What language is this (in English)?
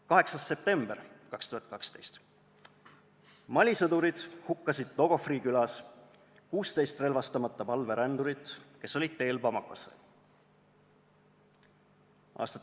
Estonian